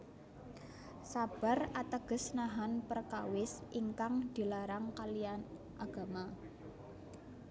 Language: Javanese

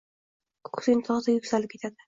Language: Uzbek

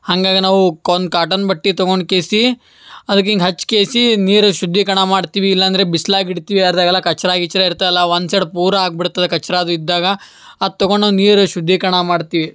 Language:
Kannada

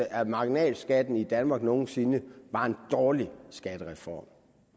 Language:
Danish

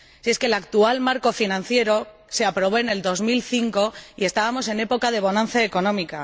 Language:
Spanish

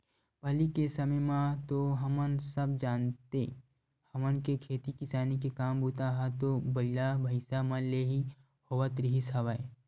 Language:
Chhattisgarhi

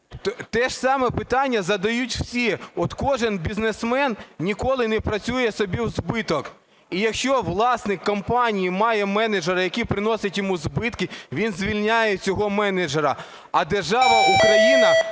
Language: Ukrainian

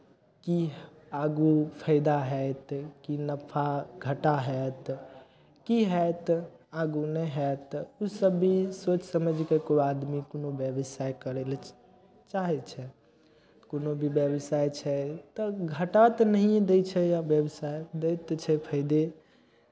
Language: Maithili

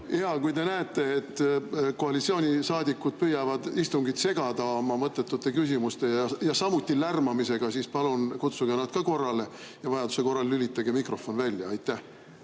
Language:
Estonian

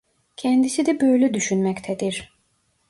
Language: Turkish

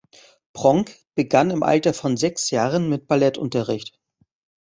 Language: German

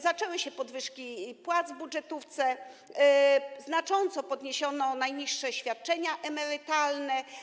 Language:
Polish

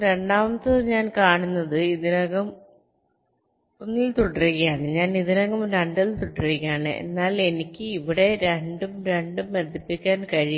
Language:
Malayalam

